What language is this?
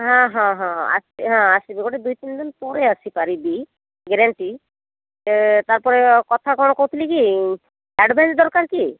Odia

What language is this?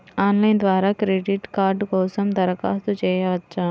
Telugu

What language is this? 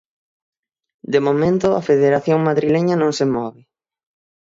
Galician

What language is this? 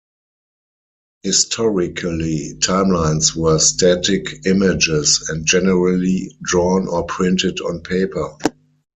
English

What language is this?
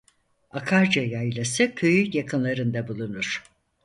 Turkish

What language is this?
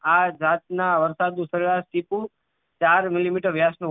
Gujarati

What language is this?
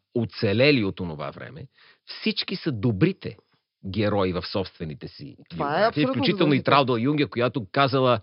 Bulgarian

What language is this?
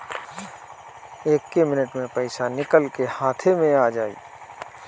Bhojpuri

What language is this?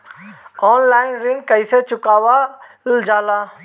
Bhojpuri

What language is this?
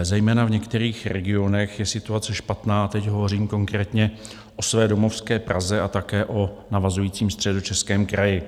Czech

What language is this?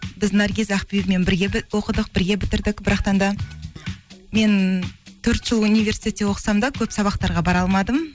Kazakh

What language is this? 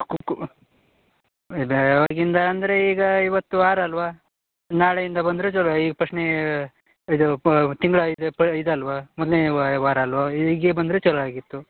Kannada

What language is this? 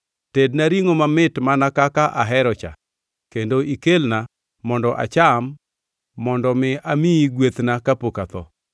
Luo (Kenya and Tanzania)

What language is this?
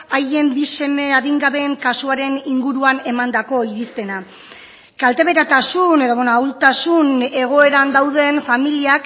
Basque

